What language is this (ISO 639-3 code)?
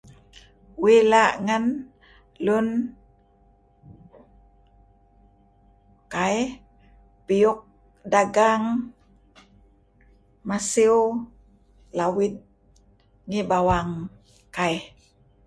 kzi